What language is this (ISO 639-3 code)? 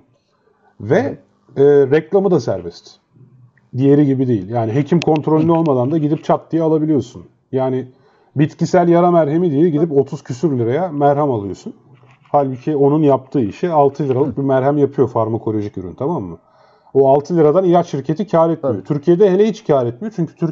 tur